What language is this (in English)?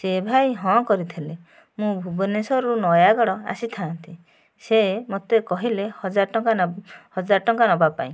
Odia